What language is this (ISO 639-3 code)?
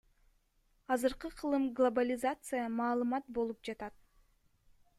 kir